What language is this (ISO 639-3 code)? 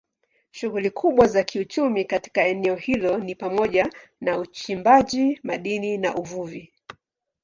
swa